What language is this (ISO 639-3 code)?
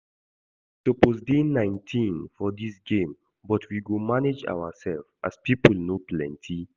pcm